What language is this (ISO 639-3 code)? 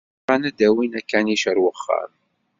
kab